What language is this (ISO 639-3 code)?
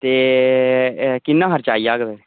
doi